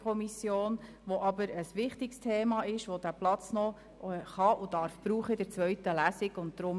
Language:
Swiss German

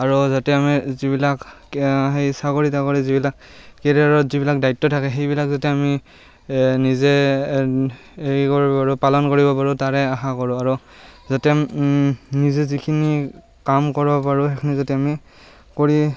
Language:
Assamese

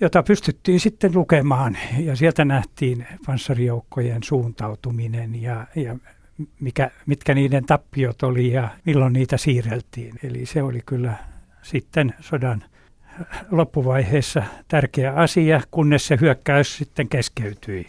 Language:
Finnish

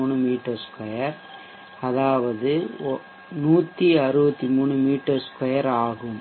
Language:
Tamil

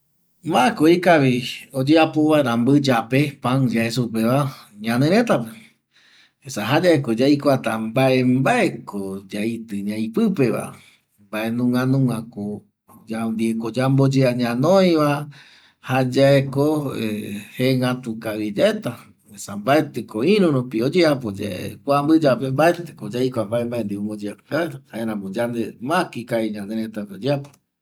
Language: Eastern Bolivian Guaraní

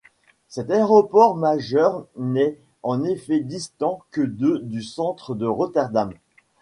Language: French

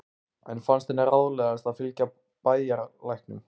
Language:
Icelandic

